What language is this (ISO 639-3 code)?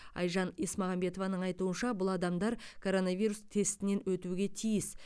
kaz